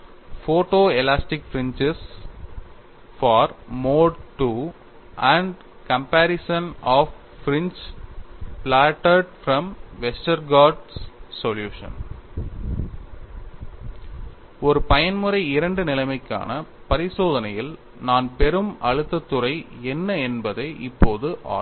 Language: Tamil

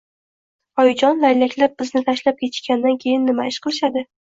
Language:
Uzbek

